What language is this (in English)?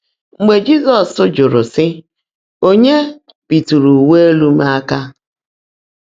Igbo